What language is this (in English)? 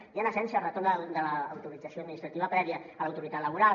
Catalan